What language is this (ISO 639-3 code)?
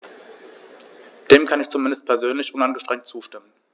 deu